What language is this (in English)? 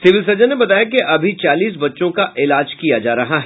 Hindi